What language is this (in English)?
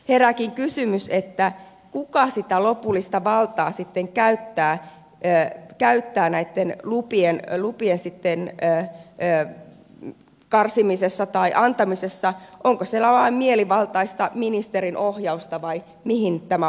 Finnish